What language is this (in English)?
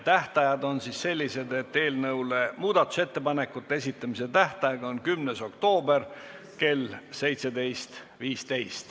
Estonian